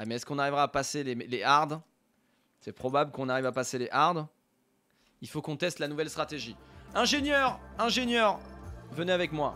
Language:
French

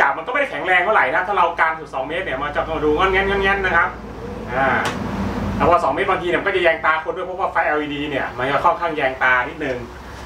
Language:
Thai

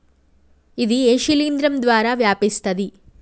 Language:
Telugu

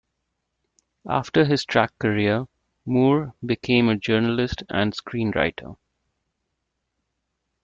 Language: English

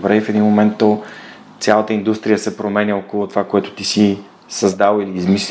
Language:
Bulgarian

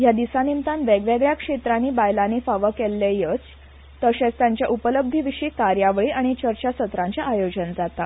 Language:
Konkani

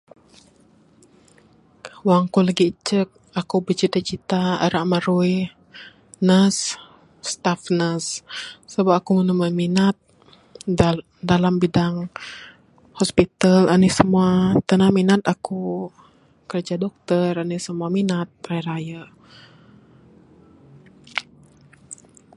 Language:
Bukar-Sadung Bidayuh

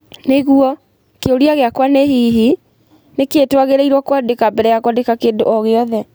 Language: Kikuyu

